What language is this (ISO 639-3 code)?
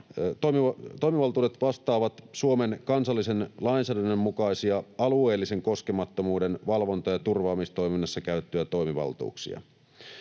fin